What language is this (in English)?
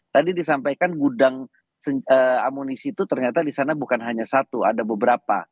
Indonesian